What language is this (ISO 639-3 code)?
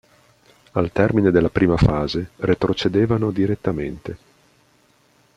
ita